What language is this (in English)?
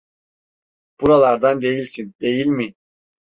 Turkish